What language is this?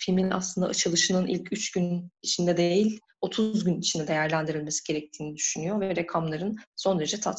Turkish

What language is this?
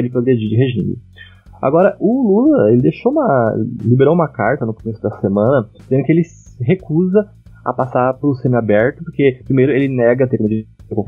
Portuguese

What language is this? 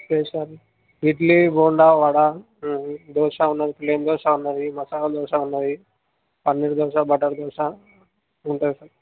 Telugu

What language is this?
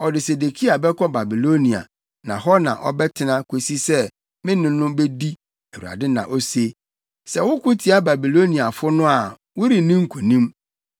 Akan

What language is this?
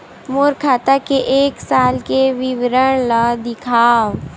Chhattisgarhi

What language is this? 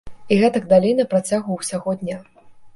Belarusian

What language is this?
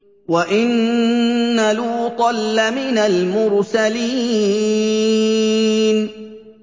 Arabic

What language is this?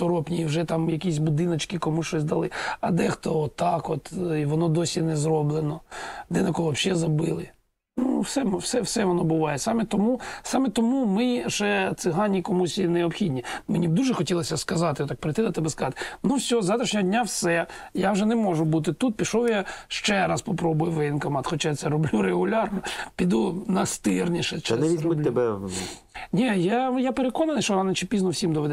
Ukrainian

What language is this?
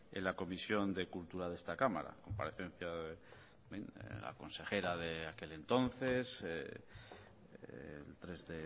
Spanish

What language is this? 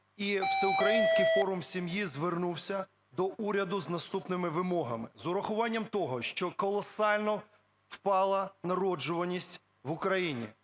Ukrainian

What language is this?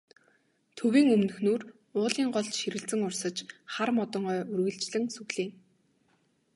Mongolian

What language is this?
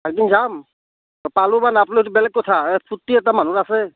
Assamese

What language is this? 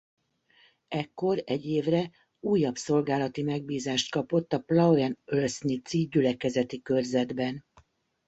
Hungarian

